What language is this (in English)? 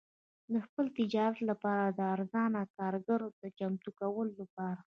Pashto